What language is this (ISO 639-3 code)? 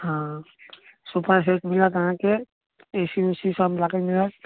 mai